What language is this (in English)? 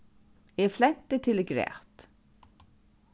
Faroese